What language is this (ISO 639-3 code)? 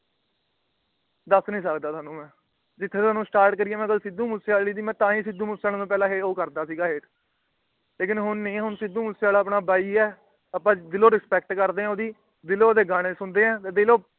pan